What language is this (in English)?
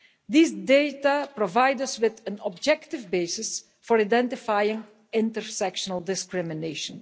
English